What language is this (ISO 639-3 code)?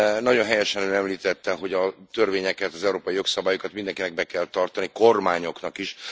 hun